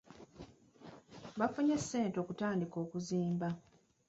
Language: Ganda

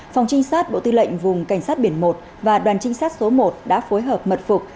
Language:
Vietnamese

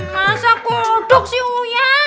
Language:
Indonesian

